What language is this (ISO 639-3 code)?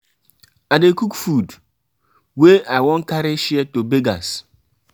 pcm